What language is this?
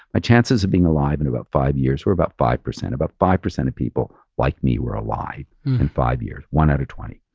English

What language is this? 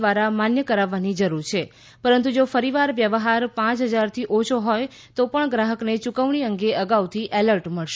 Gujarati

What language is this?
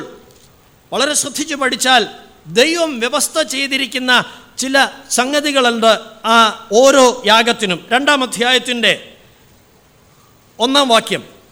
Malayalam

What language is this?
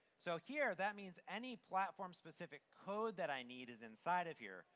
English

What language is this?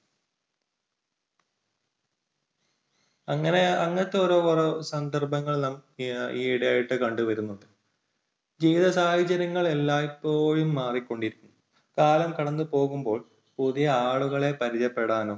Malayalam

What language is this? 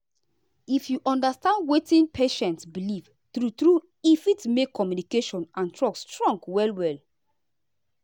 Nigerian Pidgin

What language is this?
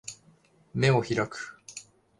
Japanese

